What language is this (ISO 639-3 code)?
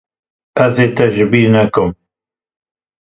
kur